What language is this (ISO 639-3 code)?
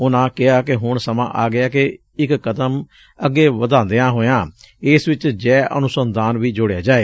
pan